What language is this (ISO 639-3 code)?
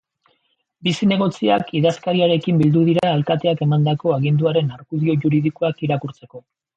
eus